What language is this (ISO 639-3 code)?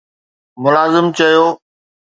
snd